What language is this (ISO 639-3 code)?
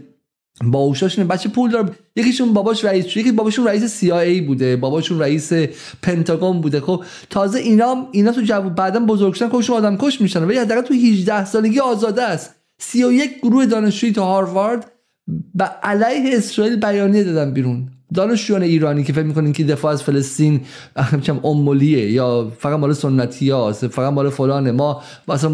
fas